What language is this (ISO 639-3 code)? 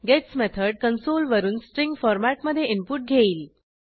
mar